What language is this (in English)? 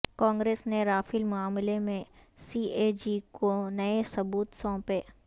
Urdu